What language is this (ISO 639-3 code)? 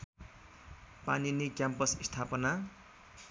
nep